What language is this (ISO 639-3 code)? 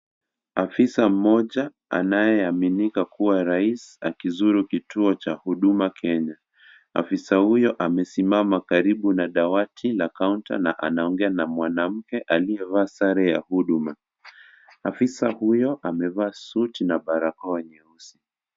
swa